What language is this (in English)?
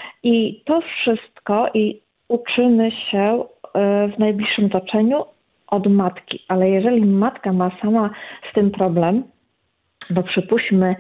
Polish